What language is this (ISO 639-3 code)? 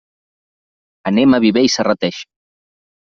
cat